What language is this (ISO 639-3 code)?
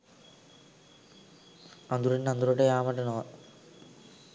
sin